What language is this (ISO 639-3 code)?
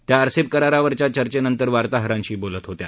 mar